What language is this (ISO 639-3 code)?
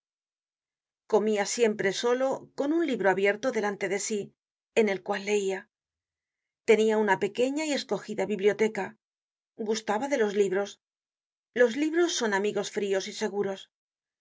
spa